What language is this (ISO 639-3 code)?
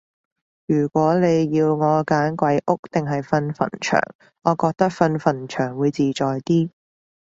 yue